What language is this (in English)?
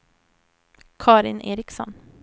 Swedish